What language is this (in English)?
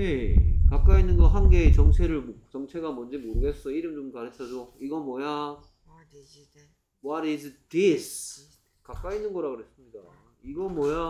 Korean